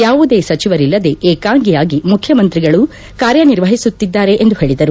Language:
Kannada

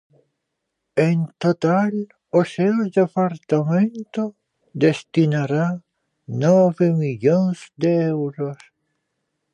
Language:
Galician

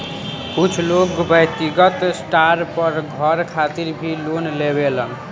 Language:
Bhojpuri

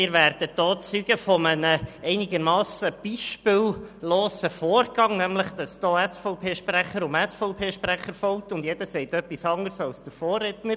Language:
Swiss German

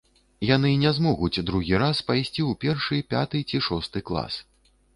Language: Belarusian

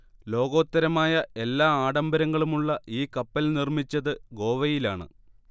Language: Malayalam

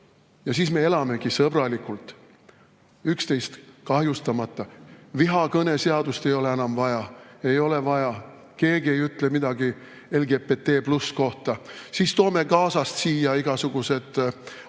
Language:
Estonian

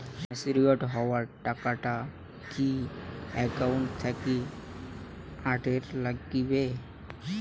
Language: Bangla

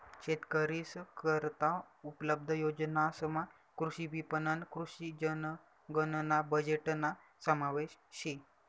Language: Marathi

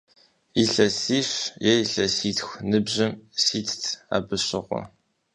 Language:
Kabardian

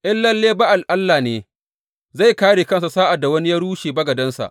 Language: Hausa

